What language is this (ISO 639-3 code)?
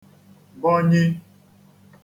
ibo